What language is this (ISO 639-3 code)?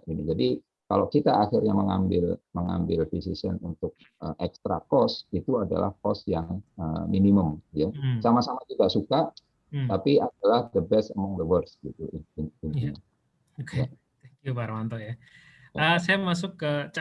ind